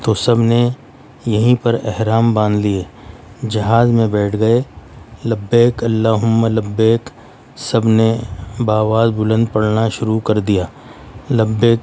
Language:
Urdu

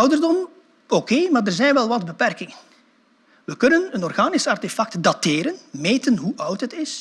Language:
Dutch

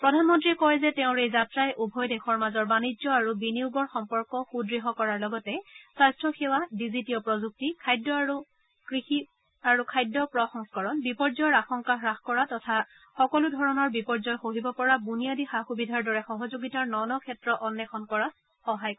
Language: Assamese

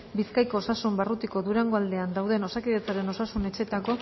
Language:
Basque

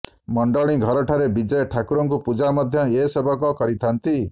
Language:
Odia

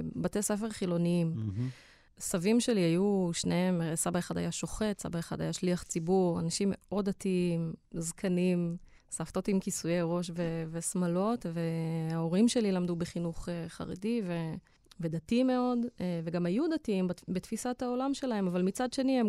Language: Hebrew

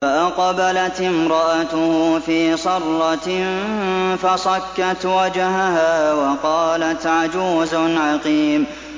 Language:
Arabic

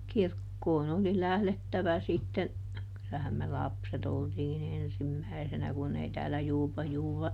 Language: Finnish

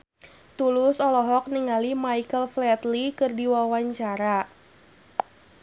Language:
Sundanese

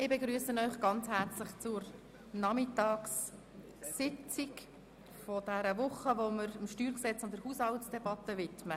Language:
Swiss German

